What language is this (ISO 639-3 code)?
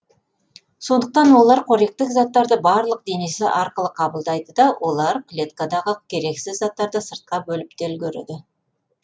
kaz